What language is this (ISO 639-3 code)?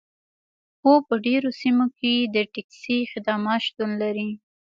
pus